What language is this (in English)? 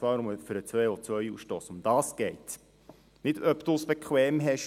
Swiss German